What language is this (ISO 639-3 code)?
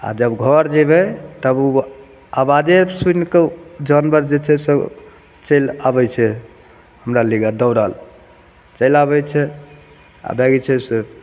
mai